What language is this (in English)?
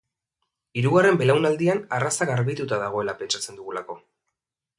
Basque